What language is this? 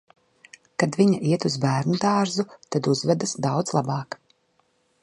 Latvian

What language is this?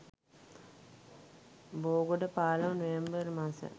Sinhala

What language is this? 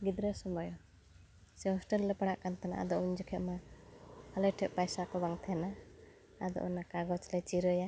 Santali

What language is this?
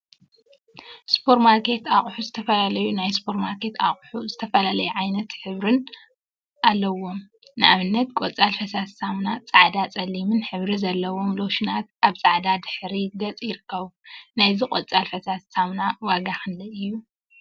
Tigrinya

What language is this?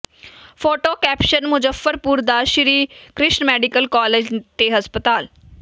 Punjabi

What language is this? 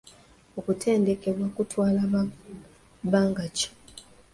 Ganda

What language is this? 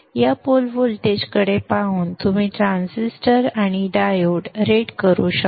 Marathi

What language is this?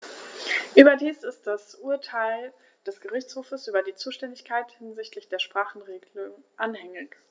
German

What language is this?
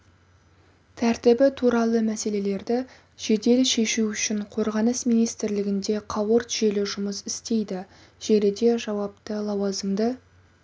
Kazakh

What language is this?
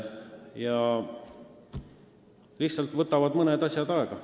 Estonian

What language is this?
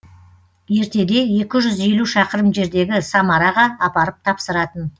Kazakh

